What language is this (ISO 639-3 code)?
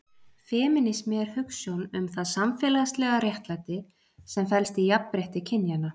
isl